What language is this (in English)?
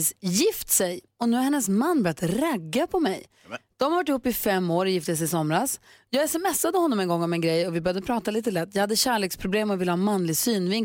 Swedish